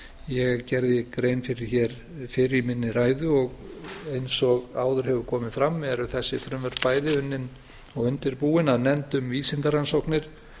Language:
Icelandic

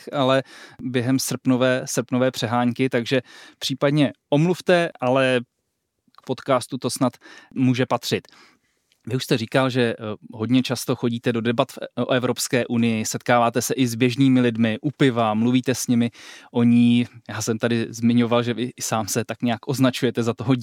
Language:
Czech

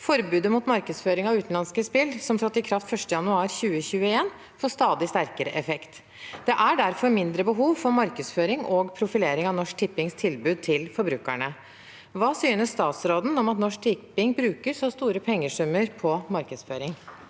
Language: Norwegian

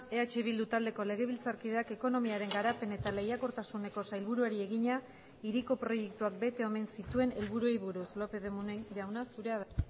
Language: Basque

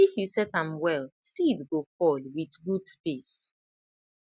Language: Nigerian Pidgin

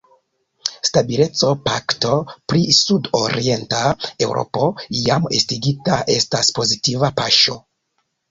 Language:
Esperanto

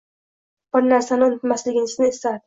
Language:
Uzbek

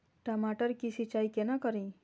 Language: Maithili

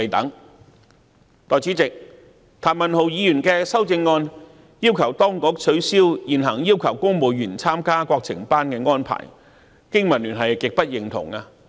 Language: Cantonese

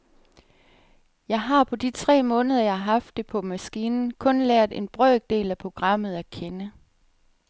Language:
Danish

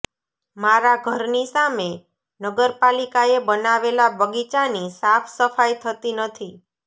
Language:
Gujarati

